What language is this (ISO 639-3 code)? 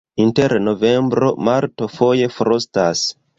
epo